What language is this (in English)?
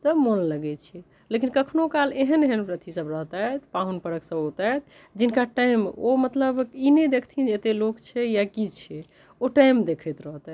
Maithili